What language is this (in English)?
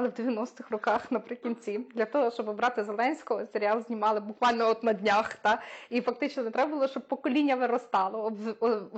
Ukrainian